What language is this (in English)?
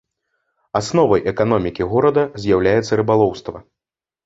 Belarusian